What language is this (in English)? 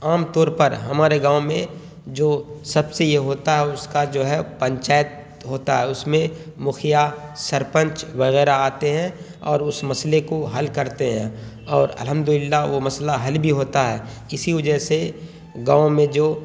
Urdu